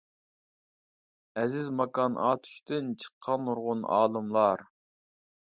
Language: Uyghur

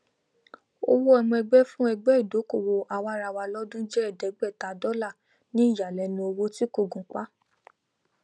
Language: Yoruba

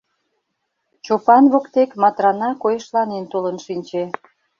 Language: Mari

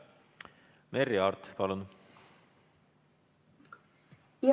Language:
Estonian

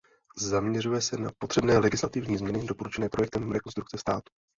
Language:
Czech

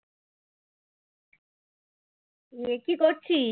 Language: Bangla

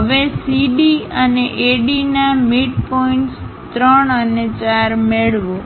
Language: Gujarati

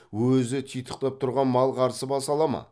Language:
Kazakh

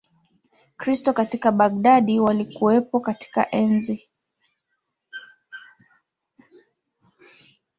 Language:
Swahili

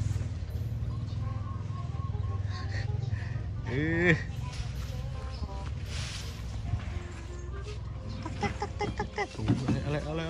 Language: Thai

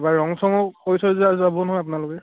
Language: Assamese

